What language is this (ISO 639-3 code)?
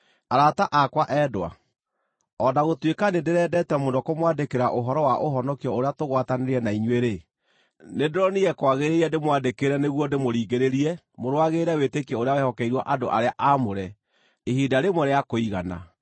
kik